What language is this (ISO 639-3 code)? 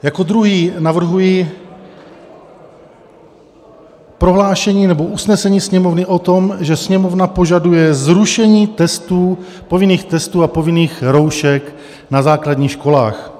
ces